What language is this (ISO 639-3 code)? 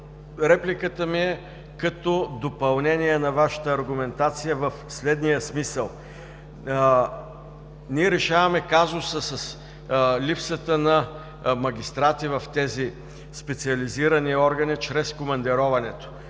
bul